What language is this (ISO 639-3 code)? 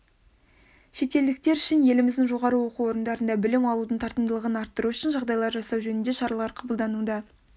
kaz